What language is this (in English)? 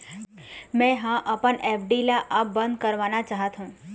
Chhattisgarhi